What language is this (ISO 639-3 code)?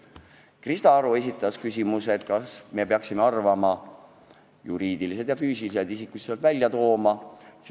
est